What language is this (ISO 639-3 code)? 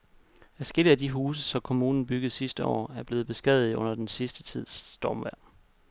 dan